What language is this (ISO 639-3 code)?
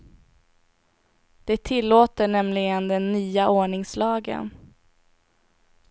swe